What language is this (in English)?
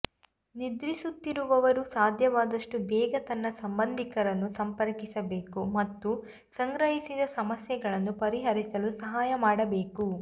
Kannada